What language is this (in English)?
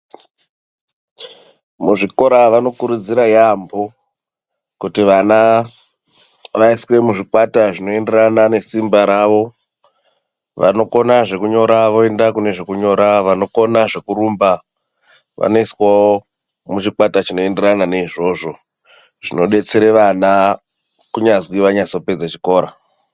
Ndau